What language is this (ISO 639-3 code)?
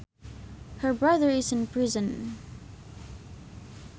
sun